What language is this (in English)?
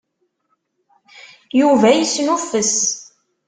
Kabyle